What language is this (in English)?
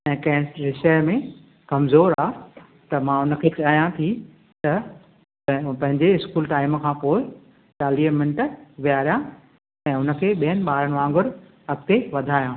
Sindhi